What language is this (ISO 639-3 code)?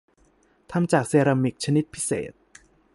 tha